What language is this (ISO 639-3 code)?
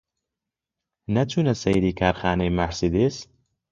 ckb